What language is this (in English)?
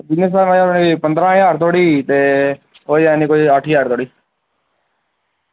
Dogri